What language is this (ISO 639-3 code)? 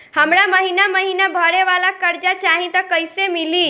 bho